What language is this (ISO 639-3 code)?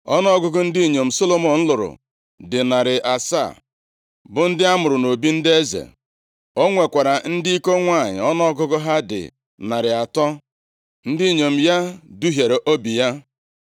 ibo